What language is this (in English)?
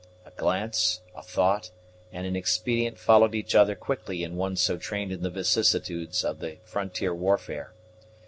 English